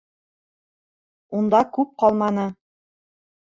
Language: Bashkir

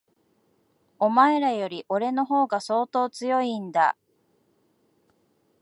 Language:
Japanese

